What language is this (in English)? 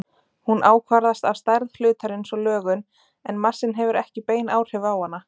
Icelandic